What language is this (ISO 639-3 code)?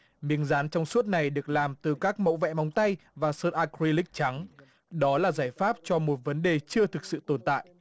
vie